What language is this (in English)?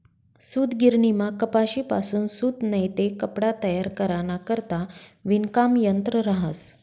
Marathi